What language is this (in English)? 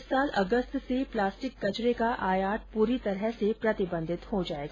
Hindi